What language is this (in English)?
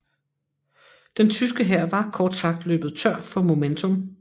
Danish